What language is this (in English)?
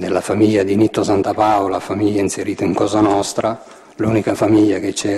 Italian